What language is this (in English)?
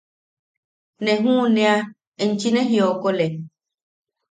Yaqui